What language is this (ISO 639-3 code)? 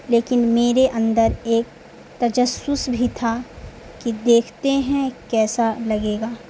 urd